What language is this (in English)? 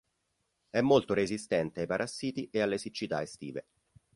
Italian